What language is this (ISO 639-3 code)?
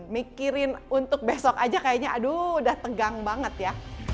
ind